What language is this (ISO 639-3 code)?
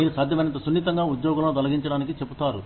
tel